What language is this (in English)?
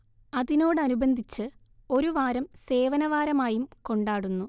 Malayalam